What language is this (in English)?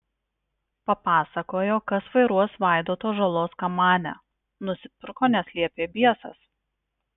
Lithuanian